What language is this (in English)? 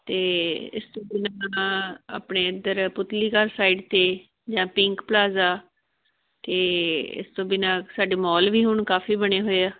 Punjabi